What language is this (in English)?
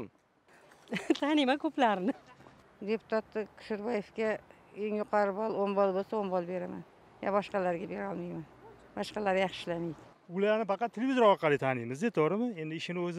Turkish